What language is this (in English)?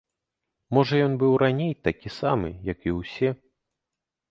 Belarusian